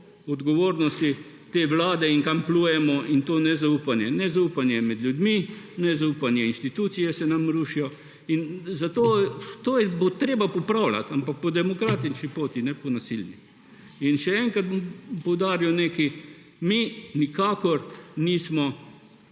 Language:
Slovenian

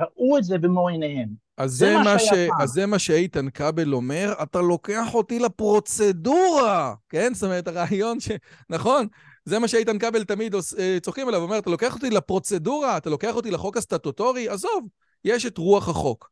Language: Hebrew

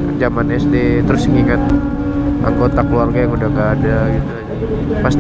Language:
Indonesian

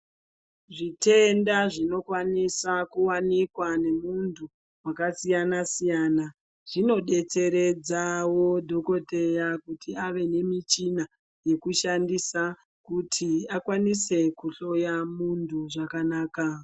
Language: Ndau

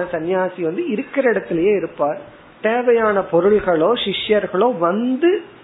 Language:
Tamil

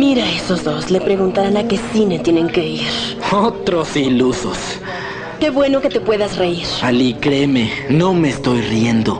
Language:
Spanish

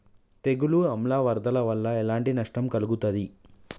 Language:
Telugu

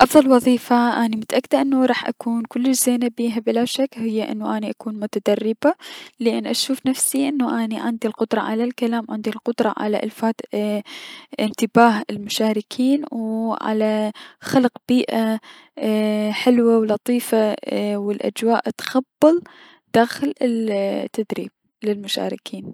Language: Mesopotamian Arabic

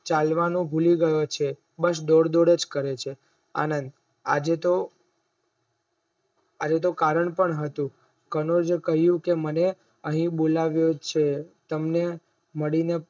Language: Gujarati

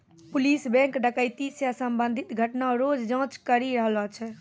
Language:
Maithili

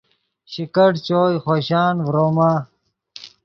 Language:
Yidgha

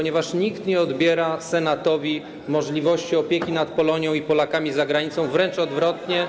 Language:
Polish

